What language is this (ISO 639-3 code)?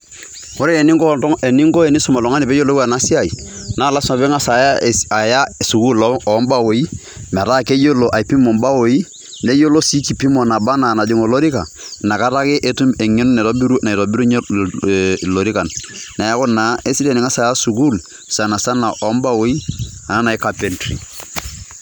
mas